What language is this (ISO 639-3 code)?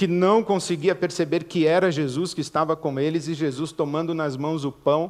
por